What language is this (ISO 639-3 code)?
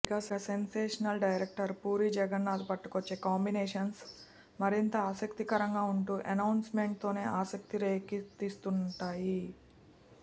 tel